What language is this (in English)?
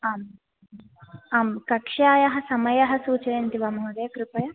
Sanskrit